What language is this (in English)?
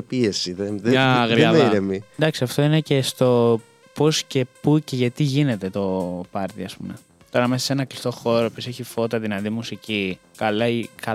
Greek